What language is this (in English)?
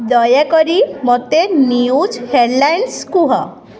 Odia